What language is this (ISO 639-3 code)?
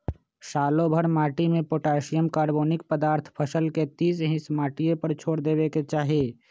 mag